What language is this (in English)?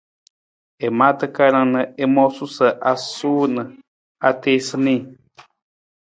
Nawdm